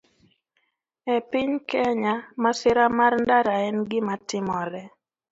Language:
Luo (Kenya and Tanzania)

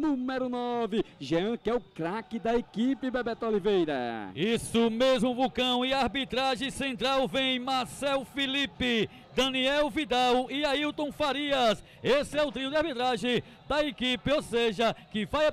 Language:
Portuguese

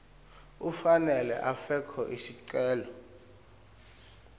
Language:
Swati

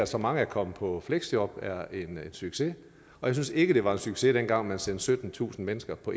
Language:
Danish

